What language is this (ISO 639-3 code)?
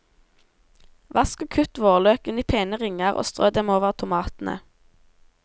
nor